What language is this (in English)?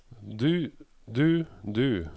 Norwegian